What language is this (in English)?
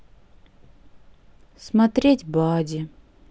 Russian